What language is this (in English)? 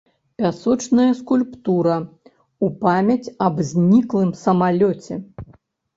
Belarusian